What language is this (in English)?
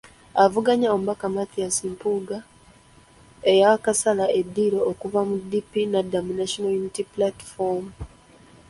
Ganda